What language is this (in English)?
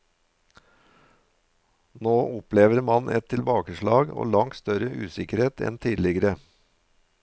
Norwegian